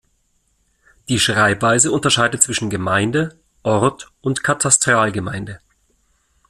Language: German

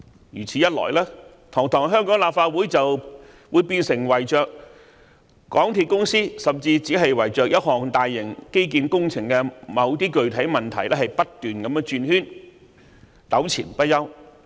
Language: Cantonese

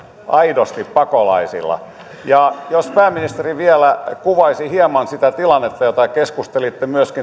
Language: Finnish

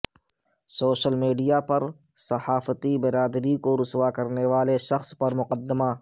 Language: Urdu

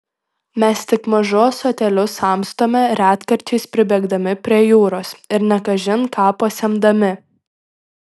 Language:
Lithuanian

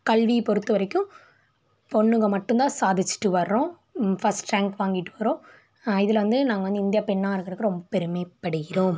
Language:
Tamil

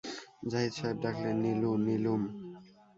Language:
Bangla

